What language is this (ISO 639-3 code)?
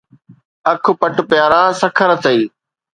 snd